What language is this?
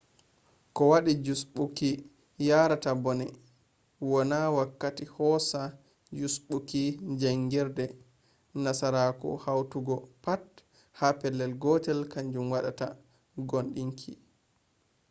Fula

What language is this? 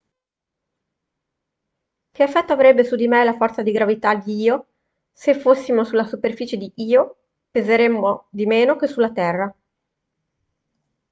Italian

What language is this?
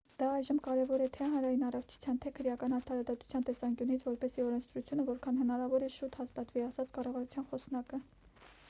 Armenian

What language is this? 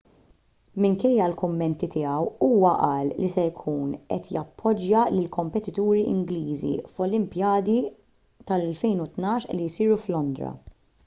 Maltese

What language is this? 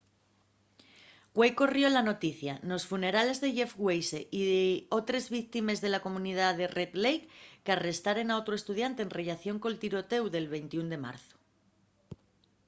Asturian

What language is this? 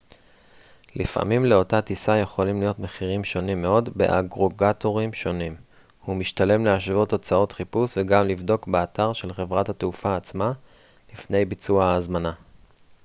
Hebrew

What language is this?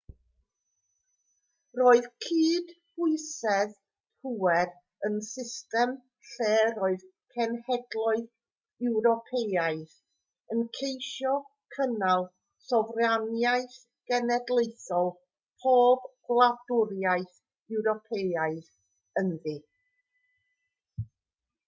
Welsh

